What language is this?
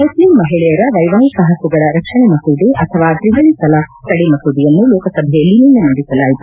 Kannada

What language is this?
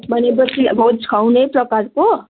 Nepali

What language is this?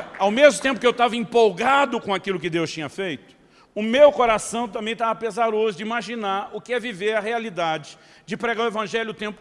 Portuguese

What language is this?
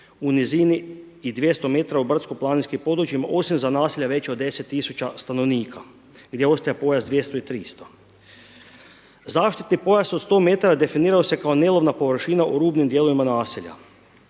Croatian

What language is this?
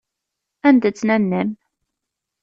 Kabyle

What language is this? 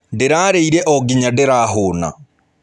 Kikuyu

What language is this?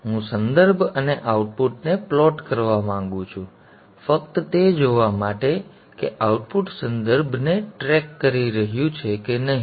Gujarati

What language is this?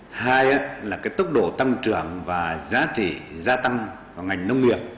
Vietnamese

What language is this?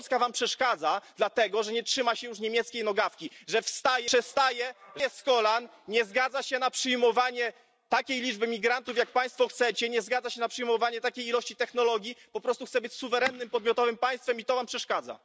Polish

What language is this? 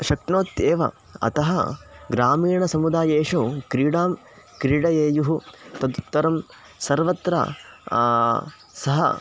Sanskrit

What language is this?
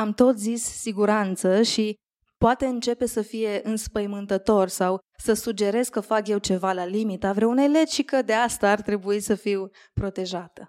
Romanian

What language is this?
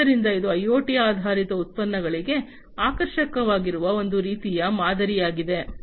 Kannada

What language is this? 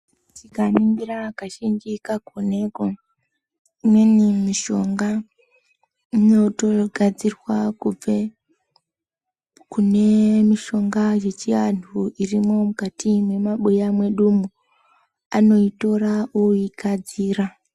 Ndau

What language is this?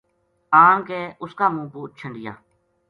Gujari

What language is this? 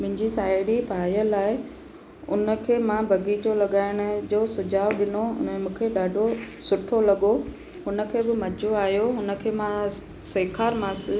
Sindhi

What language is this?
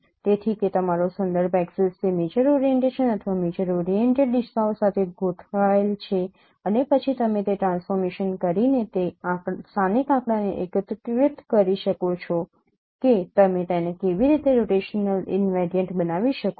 Gujarati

